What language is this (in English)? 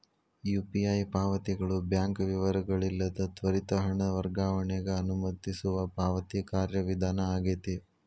Kannada